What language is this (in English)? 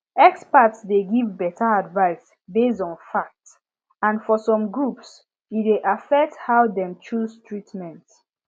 Nigerian Pidgin